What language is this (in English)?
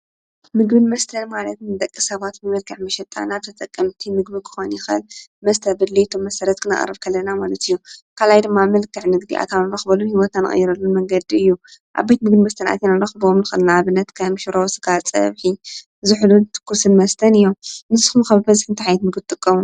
Tigrinya